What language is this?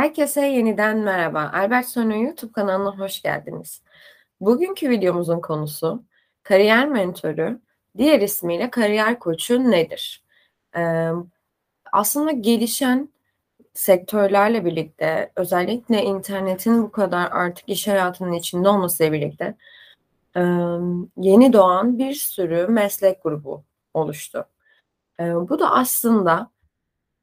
Turkish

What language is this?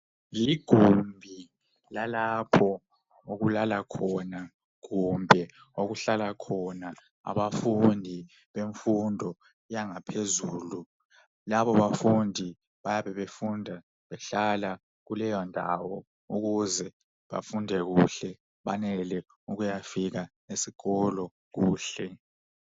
North Ndebele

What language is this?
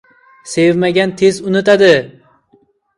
Uzbek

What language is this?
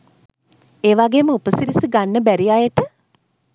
Sinhala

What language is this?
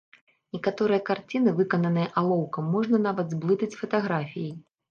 Belarusian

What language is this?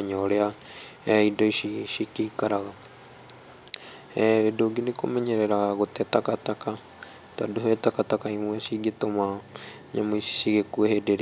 Kikuyu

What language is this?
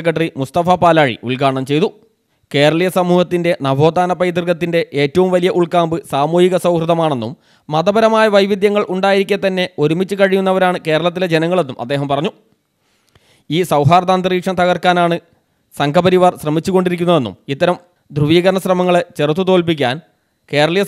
Arabic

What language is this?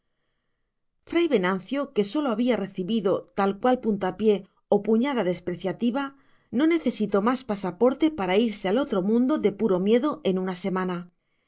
Spanish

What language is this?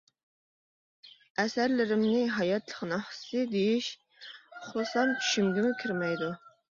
Uyghur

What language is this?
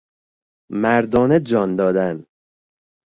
Persian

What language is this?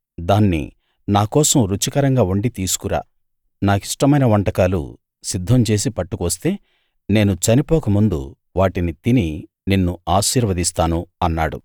Telugu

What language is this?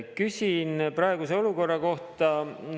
Estonian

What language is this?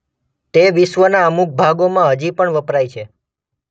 Gujarati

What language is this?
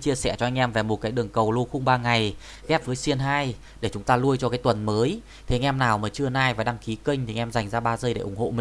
Vietnamese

